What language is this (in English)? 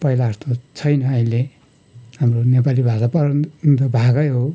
Nepali